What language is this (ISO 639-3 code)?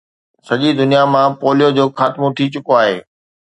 snd